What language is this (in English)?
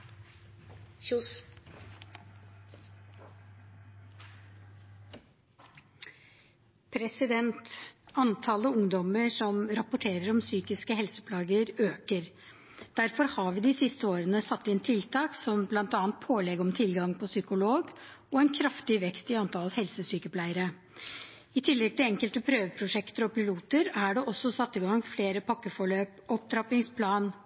Norwegian Bokmål